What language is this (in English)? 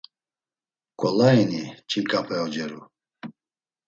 Laz